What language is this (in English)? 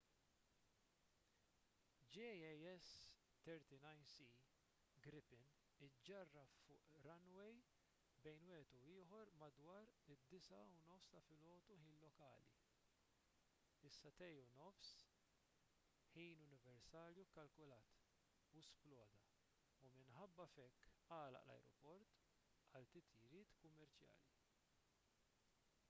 Maltese